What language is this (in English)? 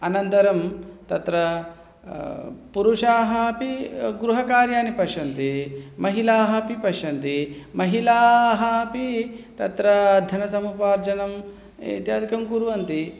Sanskrit